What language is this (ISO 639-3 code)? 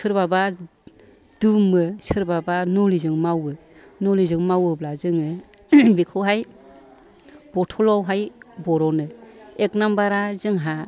brx